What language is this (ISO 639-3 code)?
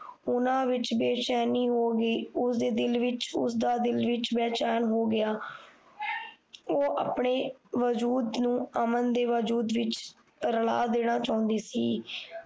pan